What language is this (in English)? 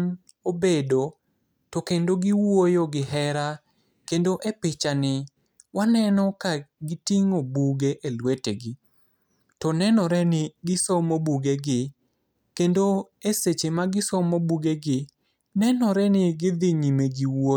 Luo (Kenya and Tanzania)